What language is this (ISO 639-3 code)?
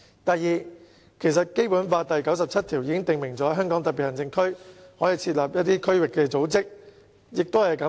yue